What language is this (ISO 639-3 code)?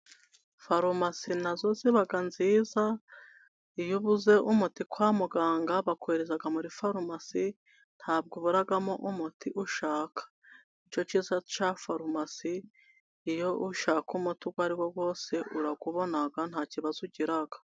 kin